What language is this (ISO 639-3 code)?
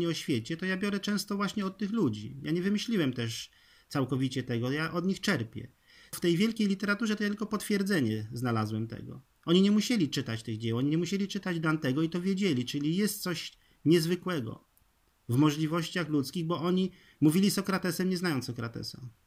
pol